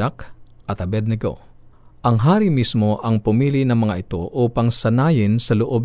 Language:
Filipino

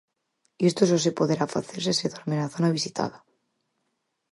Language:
Galician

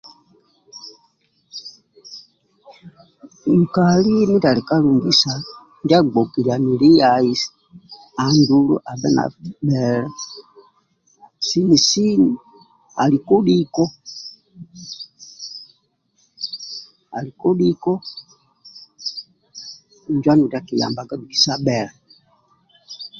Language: Amba (Uganda)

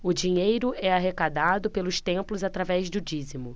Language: Portuguese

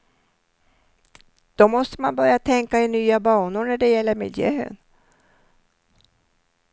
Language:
Swedish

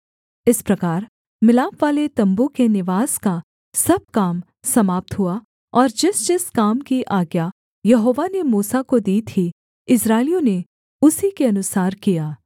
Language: Hindi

